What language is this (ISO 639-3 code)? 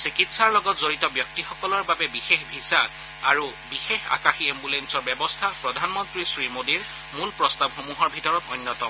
asm